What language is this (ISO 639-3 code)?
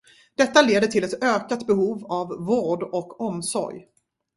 swe